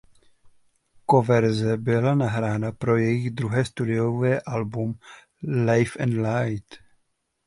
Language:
Czech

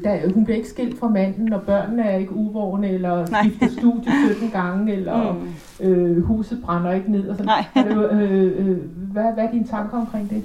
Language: Danish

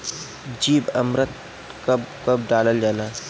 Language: Bhojpuri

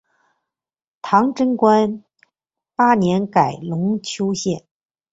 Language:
Chinese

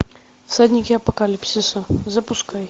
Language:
Russian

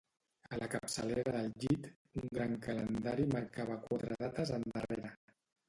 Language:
Catalan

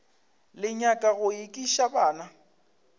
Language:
Northern Sotho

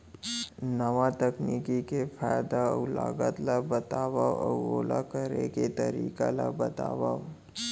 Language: Chhattisgarhi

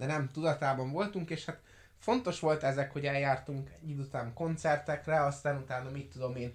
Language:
Hungarian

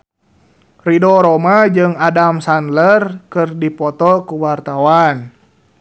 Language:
Sundanese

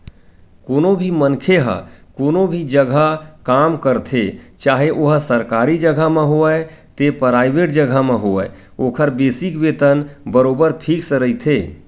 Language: Chhattisgarhi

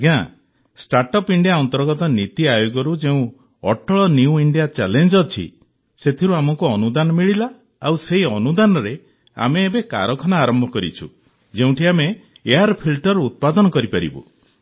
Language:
Odia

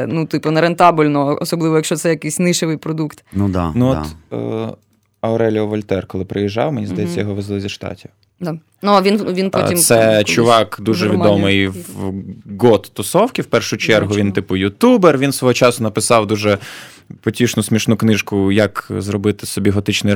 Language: Ukrainian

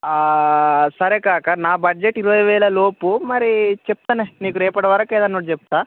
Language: Telugu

